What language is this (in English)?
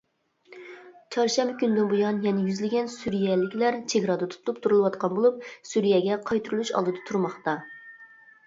Uyghur